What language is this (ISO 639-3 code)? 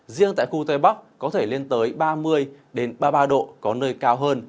vie